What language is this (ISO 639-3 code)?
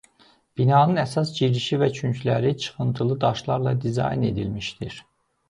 aze